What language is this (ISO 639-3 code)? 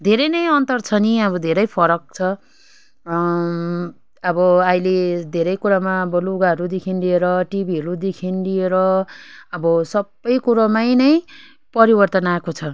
nep